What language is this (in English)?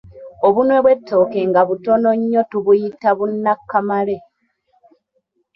Ganda